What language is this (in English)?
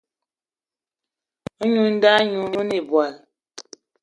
Eton (Cameroon)